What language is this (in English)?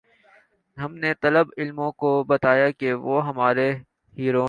Urdu